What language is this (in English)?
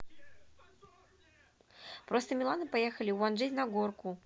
Russian